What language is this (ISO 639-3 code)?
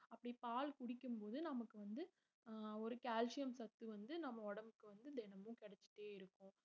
tam